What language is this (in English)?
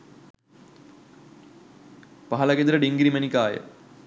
Sinhala